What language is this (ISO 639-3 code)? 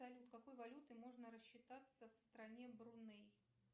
rus